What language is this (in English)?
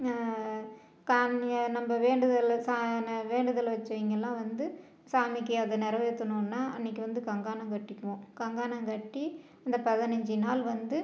Tamil